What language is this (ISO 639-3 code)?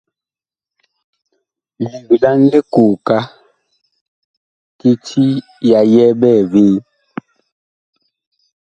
bkh